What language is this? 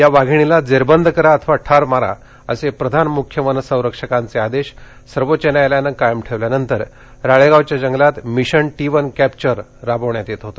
Marathi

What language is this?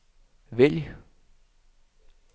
Danish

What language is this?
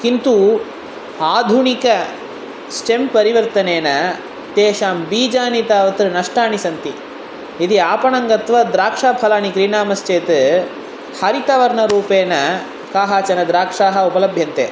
Sanskrit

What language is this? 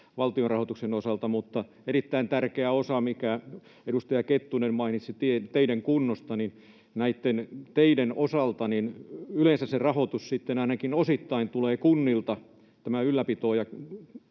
Finnish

